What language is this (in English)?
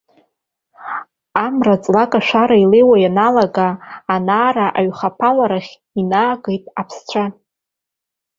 Abkhazian